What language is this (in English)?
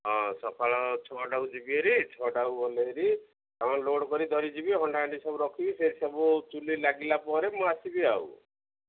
Odia